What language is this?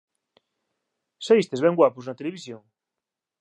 Galician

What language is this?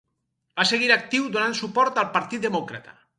Catalan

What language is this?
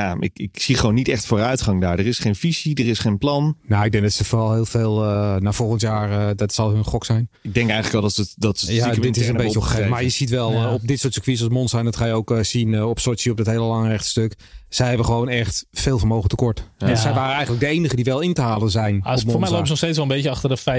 Dutch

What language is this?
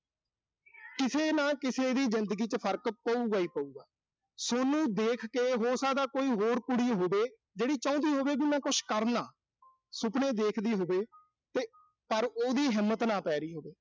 Punjabi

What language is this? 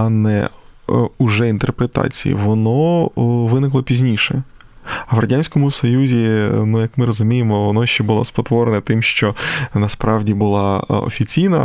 Ukrainian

